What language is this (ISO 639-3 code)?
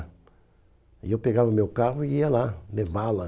por